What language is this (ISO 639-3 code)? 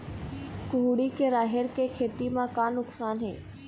hne